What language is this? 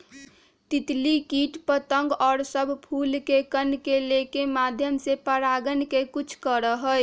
Magahi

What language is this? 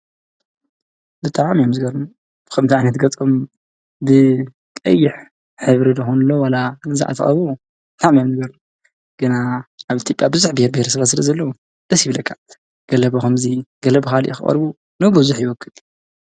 Tigrinya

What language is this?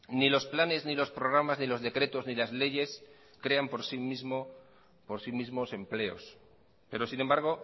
Spanish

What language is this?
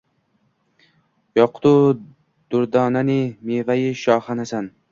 Uzbek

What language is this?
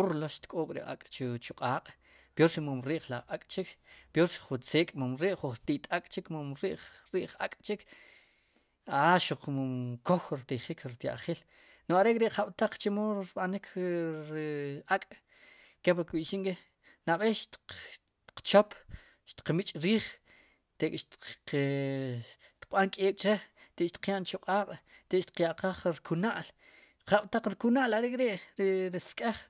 Sipacapense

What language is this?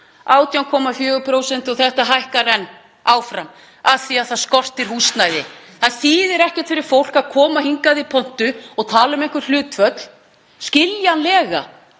Icelandic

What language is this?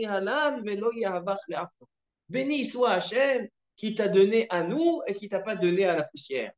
French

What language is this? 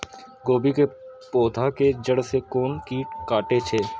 Maithili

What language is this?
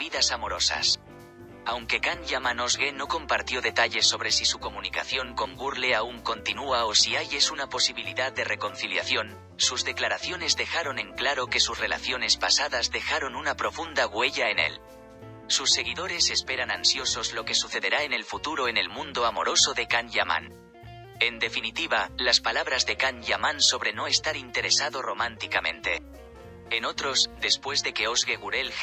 Spanish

